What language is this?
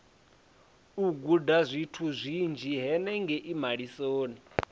Venda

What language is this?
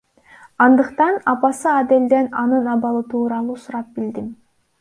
Kyrgyz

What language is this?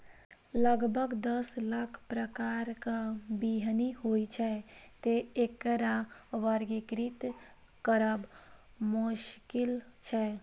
Maithili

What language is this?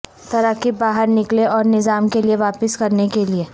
Urdu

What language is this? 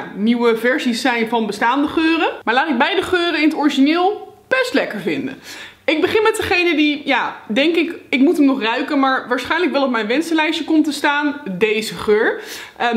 Dutch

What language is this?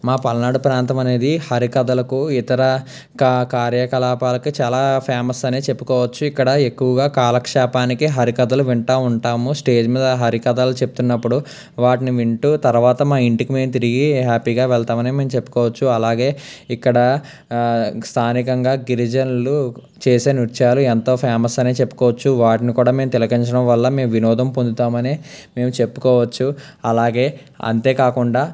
Telugu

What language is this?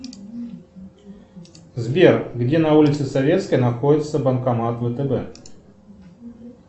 Russian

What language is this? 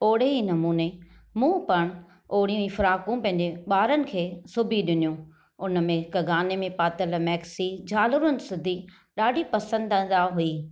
Sindhi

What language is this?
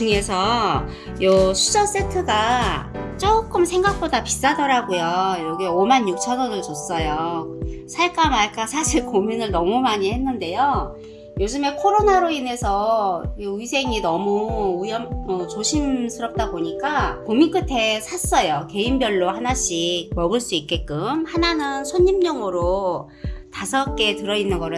Korean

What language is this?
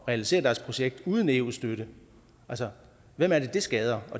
Danish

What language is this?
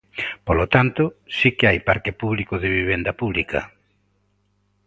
Galician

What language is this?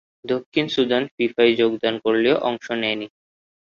Bangla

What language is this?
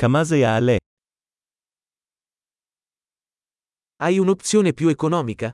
Italian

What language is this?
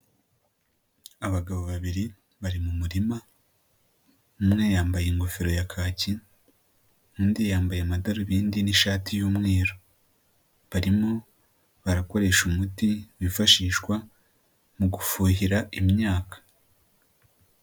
Kinyarwanda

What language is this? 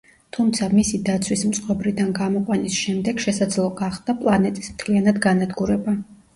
Georgian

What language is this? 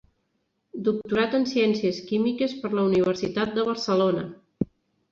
Catalan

